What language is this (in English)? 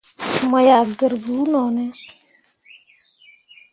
Mundang